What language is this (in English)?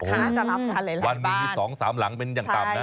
Thai